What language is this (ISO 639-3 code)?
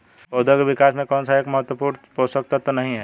hin